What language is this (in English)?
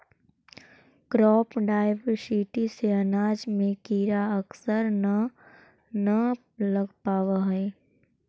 Magahi